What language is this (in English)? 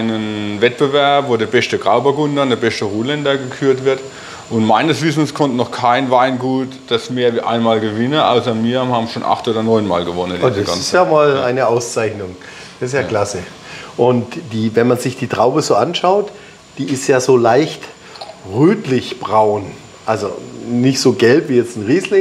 German